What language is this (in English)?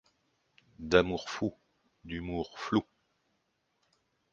French